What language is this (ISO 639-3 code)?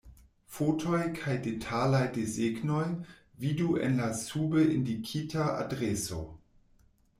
epo